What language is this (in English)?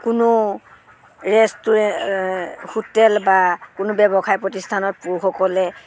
Assamese